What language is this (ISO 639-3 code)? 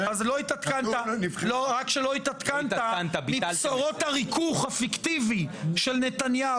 heb